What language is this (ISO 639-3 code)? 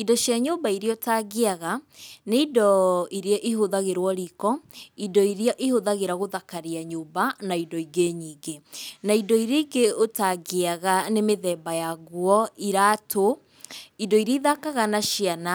kik